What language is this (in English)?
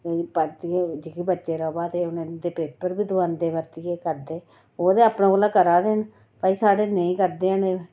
Dogri